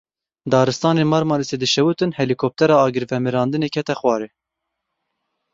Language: Kurdish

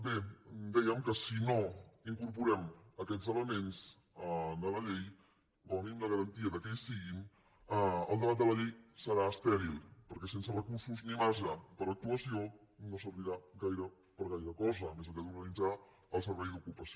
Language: Catalan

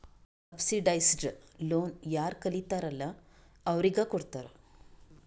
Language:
Kannada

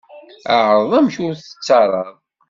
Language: Kabyle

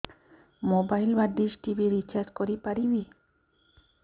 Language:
Odia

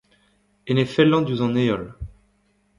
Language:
Breton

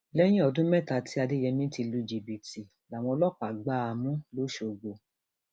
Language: Yoruba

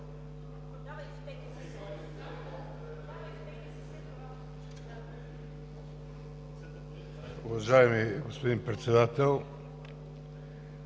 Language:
Bulgarian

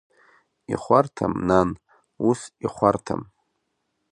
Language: Abkhazian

